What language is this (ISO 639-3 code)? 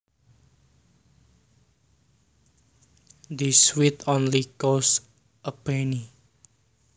jav